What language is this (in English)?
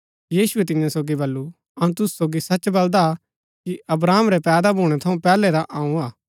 Gaddi